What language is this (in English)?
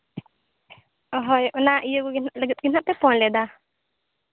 Santali